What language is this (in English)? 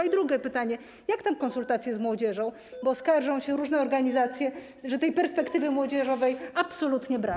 Polish